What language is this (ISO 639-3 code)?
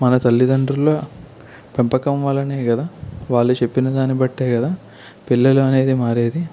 tel